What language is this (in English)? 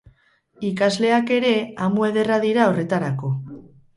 Basque